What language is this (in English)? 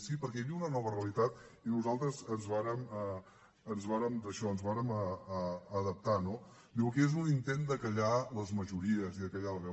Catalan